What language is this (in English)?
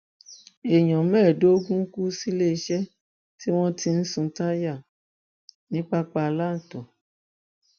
Yoruba